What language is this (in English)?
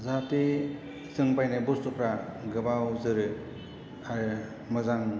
Bodo